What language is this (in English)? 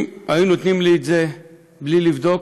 Hebrew